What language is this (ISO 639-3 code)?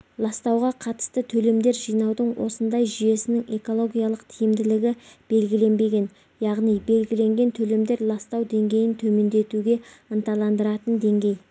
kaz